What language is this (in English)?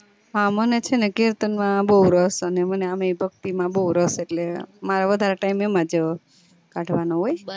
Gujarati